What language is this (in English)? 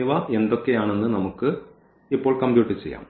Malayalam